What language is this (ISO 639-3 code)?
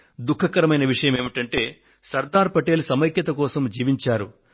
tel